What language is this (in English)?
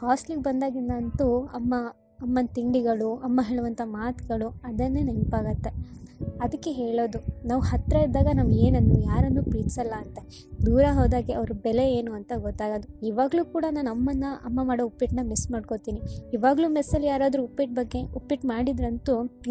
Kannada